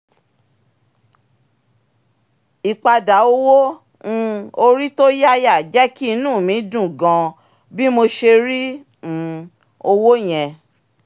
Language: Yoruba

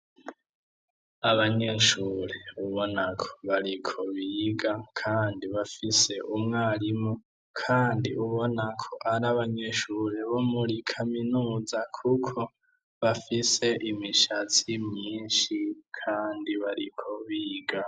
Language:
Rundi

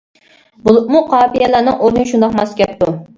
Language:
Uyghur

